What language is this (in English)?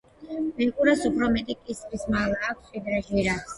Georgian